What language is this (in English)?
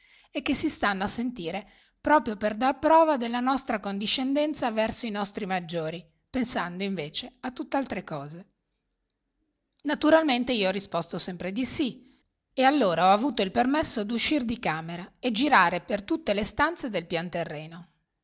Italian